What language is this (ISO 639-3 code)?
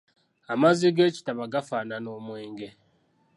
lug